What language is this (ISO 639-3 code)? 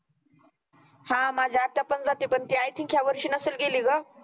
mar